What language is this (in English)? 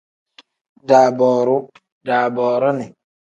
Tem